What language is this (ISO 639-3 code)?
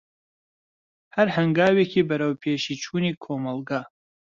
ckb